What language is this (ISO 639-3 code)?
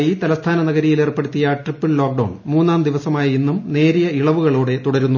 mal